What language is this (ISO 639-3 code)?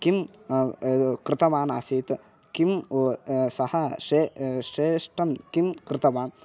san